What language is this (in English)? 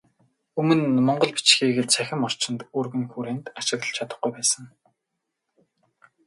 Mongolian